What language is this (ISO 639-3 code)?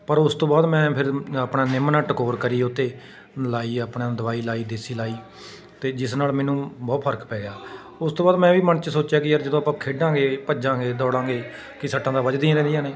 pan